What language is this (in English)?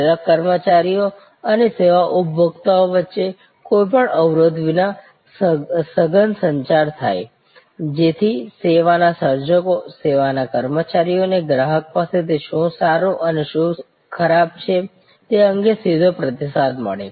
Gujarati